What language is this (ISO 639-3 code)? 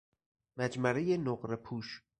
fas